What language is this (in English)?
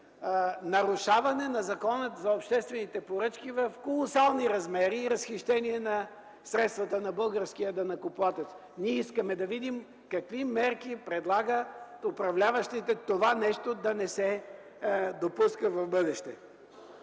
Bulgarian